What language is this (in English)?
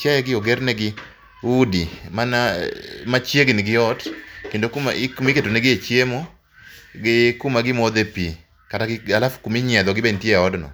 Luo (Kenya and Tanzania)